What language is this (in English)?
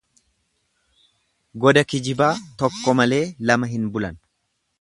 Oromo